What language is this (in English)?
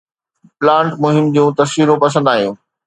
Sindhi